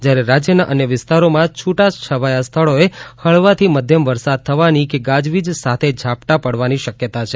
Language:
Gujarati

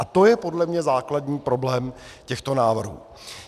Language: Czech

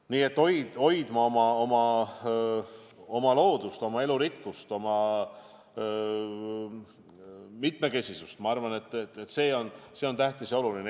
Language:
Estonian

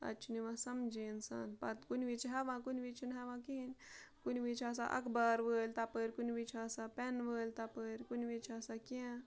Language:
Kashmiri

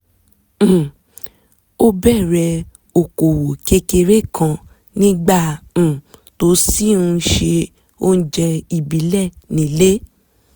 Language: Yoruba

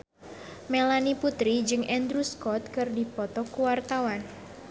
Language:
Sundanese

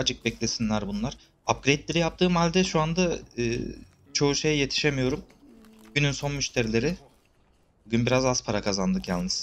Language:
Turkish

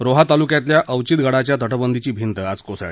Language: Marathi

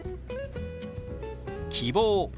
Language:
Japanese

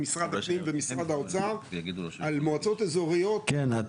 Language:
Hebrew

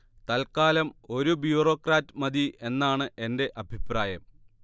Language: Malayalam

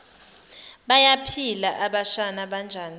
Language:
Zulu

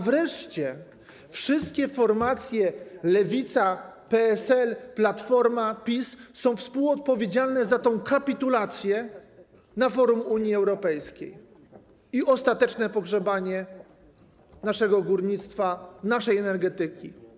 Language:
Polish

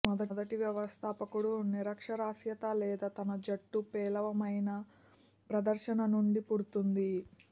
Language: Telugu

